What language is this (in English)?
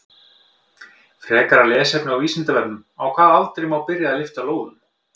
Icelandic